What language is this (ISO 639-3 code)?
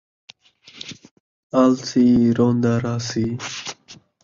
skr